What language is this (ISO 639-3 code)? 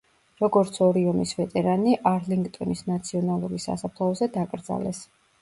kat